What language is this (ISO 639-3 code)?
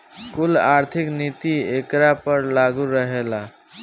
bho